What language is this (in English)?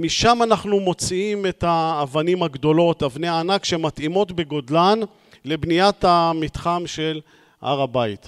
Hebrew